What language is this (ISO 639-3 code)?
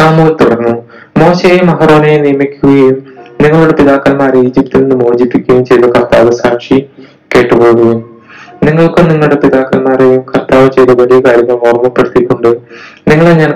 mal